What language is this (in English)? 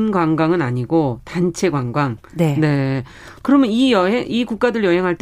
Korean